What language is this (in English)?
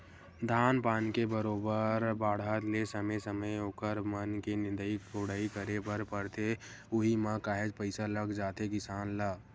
Chhattisgarhi